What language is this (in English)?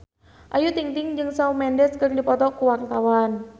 Sundanese